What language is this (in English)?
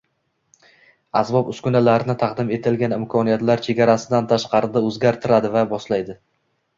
Uzbek